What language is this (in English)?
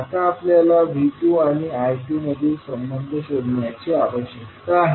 Marathi